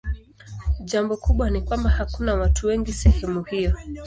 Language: Swahili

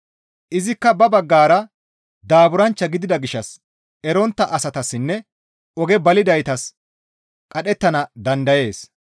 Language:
Gamo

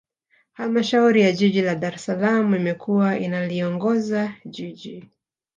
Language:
Swahili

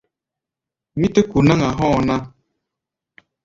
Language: Gbaya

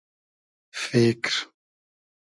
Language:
Hazaragi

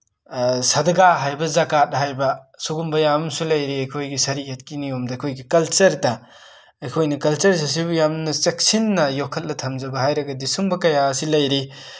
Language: Manipuri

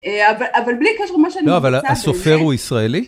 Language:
Hebrew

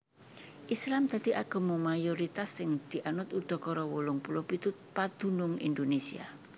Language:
Javanese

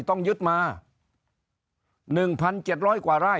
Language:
Thai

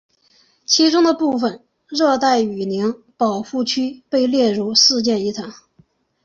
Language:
Chinese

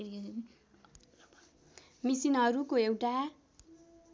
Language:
Nepali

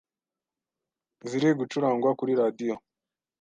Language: Kinyarwanda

